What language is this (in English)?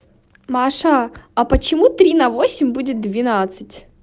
Russian